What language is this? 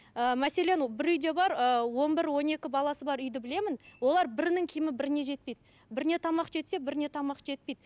Kazakh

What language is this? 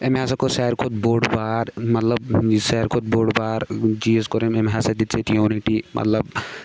Kashmiri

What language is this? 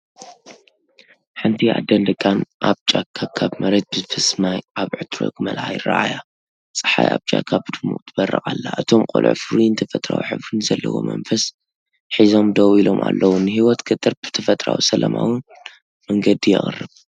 Tigrinya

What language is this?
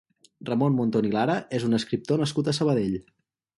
Catalan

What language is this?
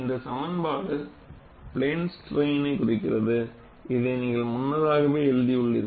Tamil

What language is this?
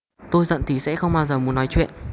Vietnamese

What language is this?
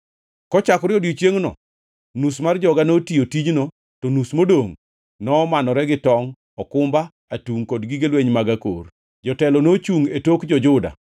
Luo (Kenya and Tanzania)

